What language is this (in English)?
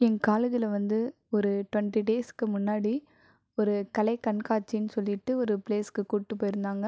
Tamil